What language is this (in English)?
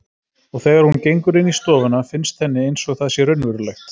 Icelandic